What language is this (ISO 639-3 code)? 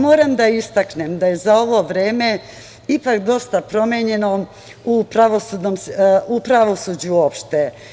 srp